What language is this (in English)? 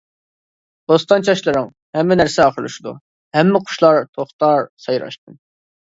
Uyghur